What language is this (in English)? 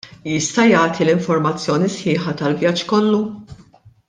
Maltese